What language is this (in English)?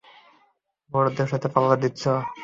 Bangla